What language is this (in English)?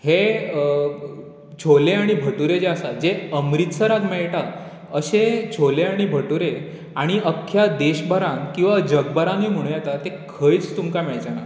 Konkani